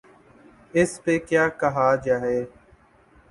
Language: Urdu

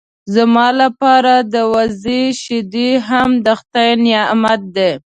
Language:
Pashto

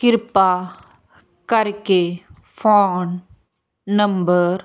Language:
Punjabi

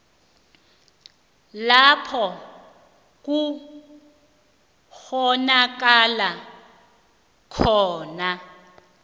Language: South Ndebele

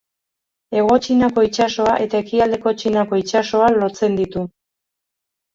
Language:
Basque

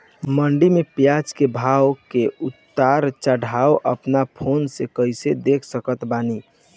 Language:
Bhojpuri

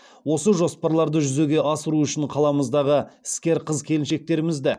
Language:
Kazakh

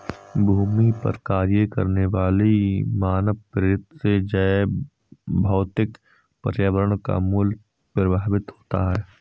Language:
Hindi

